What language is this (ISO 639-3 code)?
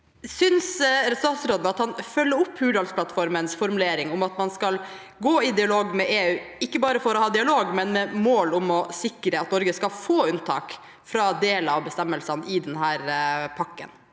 nor